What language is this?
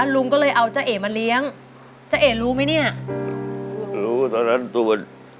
Thai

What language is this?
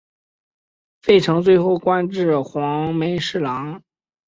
Chinese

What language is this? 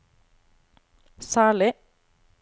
Norwegian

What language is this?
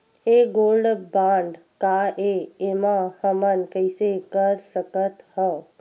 Chhattisgarhi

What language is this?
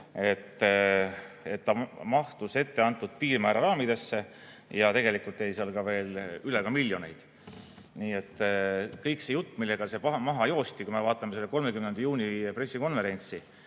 Estonian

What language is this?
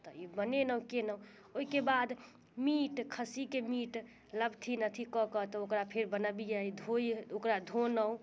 Maithili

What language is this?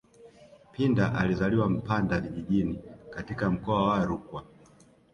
Swahili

